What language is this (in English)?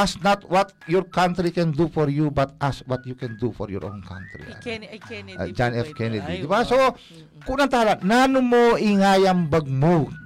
Filipino